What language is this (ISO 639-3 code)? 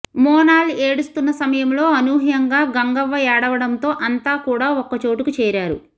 tel